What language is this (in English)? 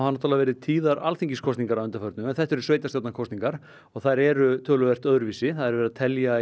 Icelandic